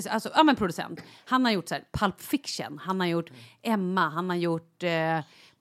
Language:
Swedish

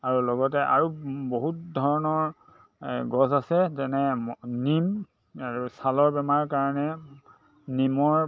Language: Assamese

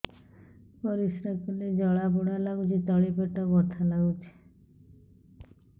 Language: Odia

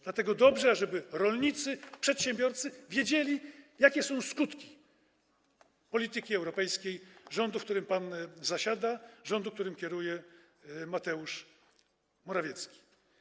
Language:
Polish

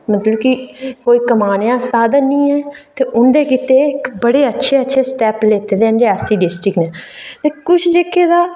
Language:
Dogri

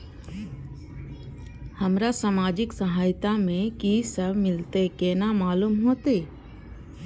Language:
Maithili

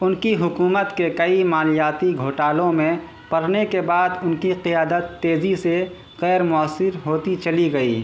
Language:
Urdu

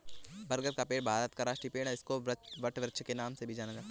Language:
Hindi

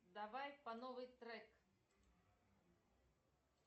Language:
Russian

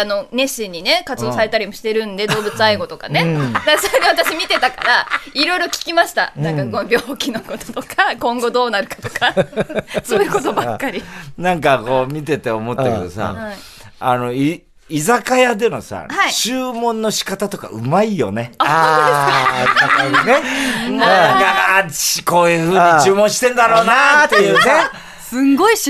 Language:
Japanese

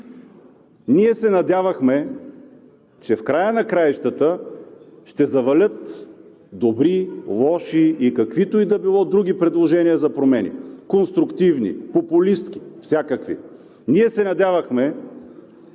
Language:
Bulgarian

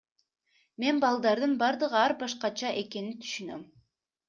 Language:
Kyrgyz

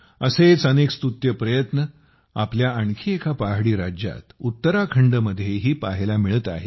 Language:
Marathi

